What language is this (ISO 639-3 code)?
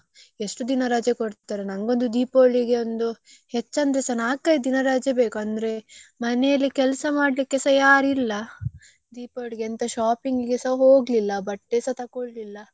kan